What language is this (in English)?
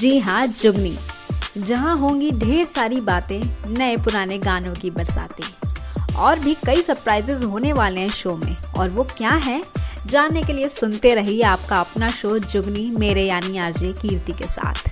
Hindi